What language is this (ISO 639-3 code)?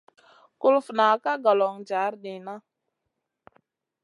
mcn